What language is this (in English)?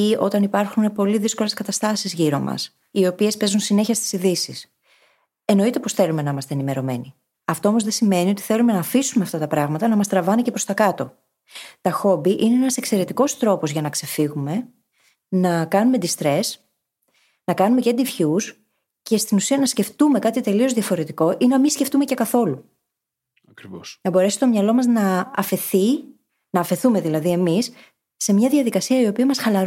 Greek